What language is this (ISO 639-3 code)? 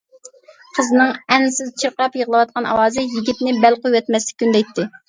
uig